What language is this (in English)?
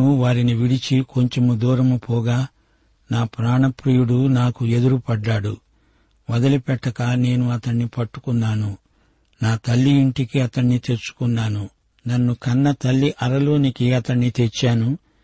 Telugu